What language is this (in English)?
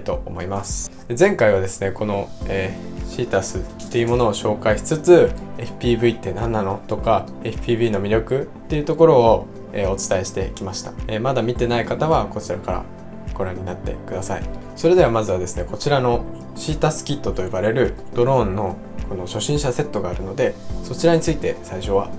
Japanese